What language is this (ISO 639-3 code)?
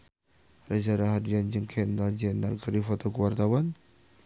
sun